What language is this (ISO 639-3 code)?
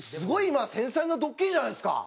jpn